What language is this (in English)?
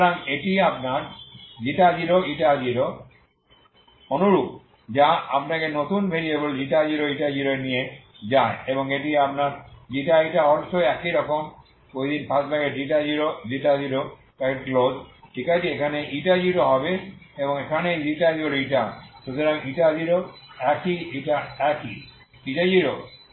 Bangla